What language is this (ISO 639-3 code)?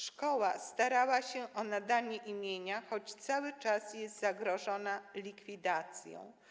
pol